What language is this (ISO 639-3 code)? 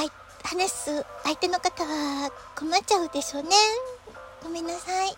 jpn